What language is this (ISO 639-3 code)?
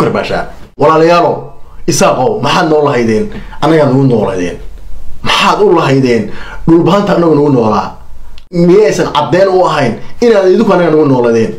ara